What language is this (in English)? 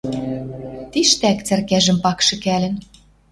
Western Mari